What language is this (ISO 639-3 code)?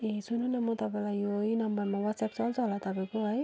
nep